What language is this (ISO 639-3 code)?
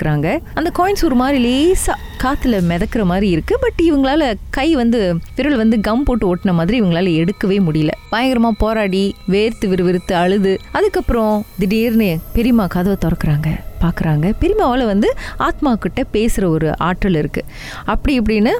tam